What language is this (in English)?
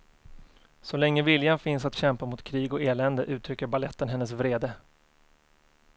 Swedish